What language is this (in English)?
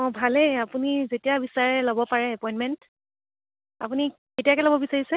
Assamese